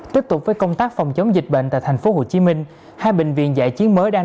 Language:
Vietnamese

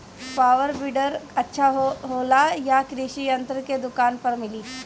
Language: Bhojpuri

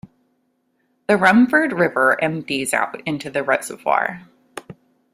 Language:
English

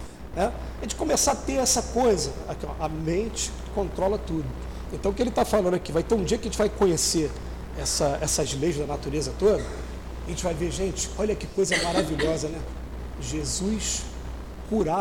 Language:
Portuguese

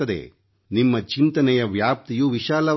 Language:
Kannada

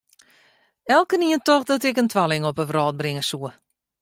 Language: Western Frisian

